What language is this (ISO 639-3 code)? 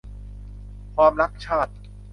tha